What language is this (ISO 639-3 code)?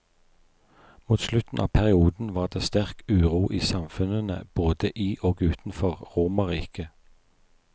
nor